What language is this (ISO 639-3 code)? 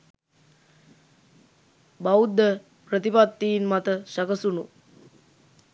sin